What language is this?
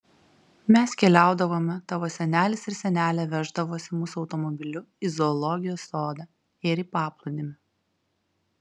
Lithuanian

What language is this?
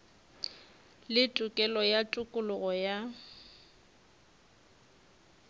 Northern Sotho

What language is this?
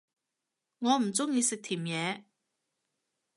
Cantonese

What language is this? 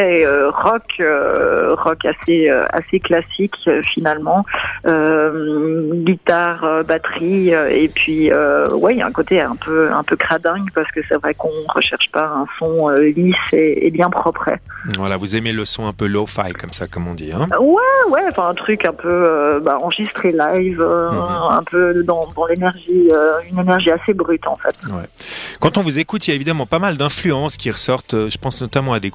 French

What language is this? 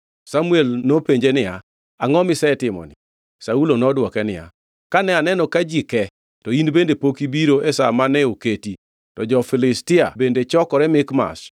Luo (Kenya and Tanzania)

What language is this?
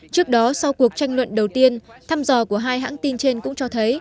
Vietnamese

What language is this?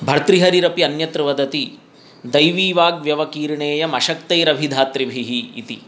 Sanskrit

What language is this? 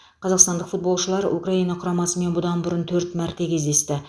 Kazakh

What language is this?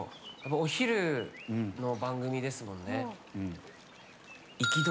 Japanese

